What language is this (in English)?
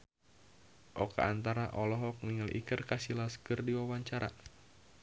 Sundanese